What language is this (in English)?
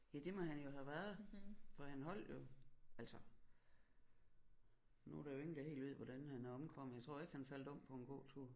Danish